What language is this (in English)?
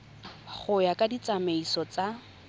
Tswana